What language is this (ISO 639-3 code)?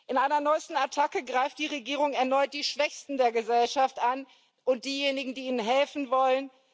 deu